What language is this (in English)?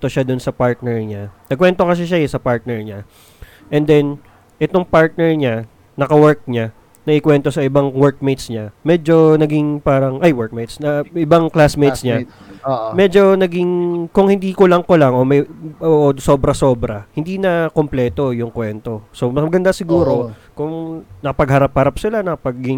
Filipino